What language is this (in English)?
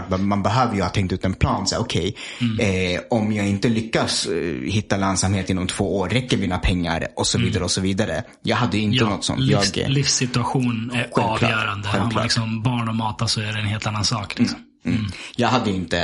Swedish